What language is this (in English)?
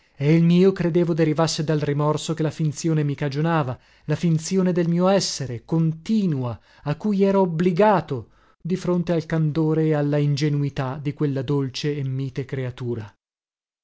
Italian